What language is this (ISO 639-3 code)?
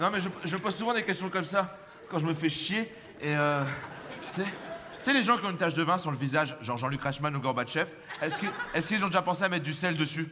fra